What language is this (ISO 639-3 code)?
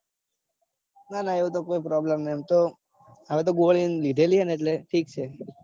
guj